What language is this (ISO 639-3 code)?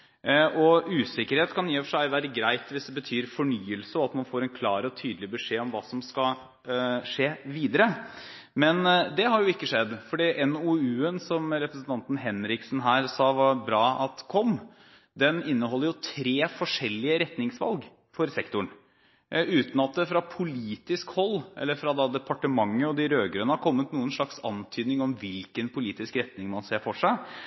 nob